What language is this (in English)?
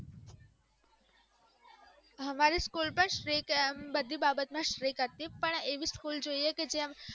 Gujarati